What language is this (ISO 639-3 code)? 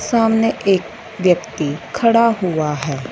hin